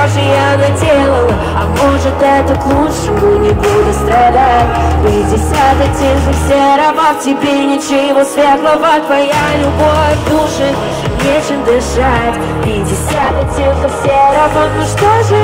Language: Russian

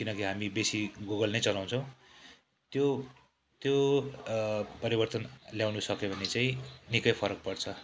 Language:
Nepali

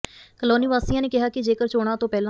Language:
Punjabi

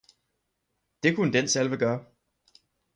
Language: Danish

